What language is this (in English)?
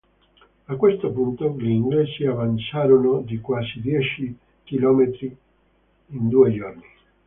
Italian